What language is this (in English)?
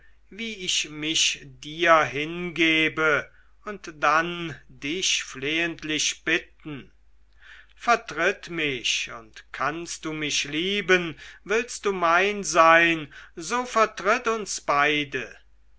German